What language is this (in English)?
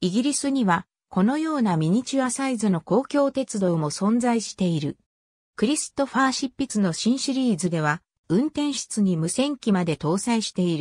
Japanese